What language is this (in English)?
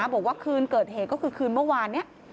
Thai